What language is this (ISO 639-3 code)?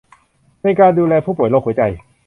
tha